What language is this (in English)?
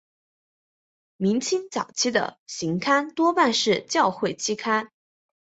Chinese